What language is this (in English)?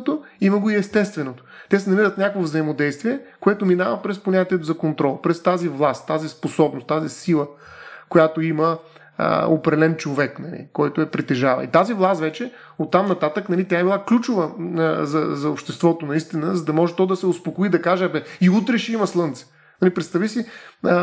Bulgarian